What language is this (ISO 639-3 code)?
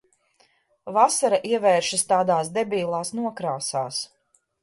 lav